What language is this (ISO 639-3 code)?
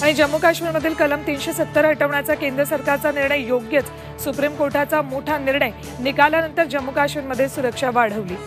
ron